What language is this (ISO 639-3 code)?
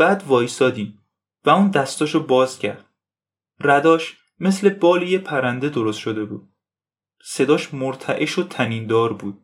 fas